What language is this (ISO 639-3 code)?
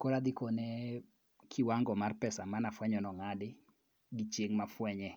luo